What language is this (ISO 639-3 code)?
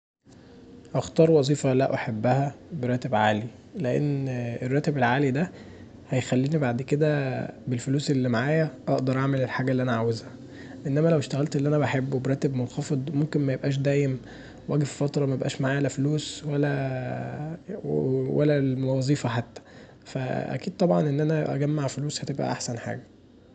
arz